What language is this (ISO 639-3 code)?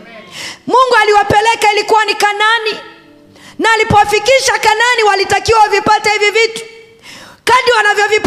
swa